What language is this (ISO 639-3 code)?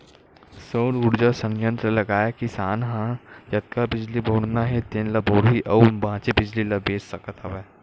hne